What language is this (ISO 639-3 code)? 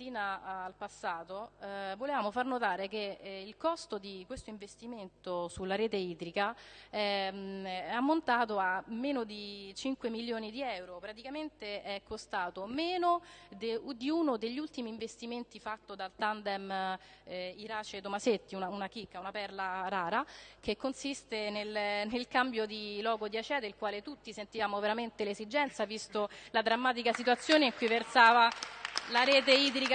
ita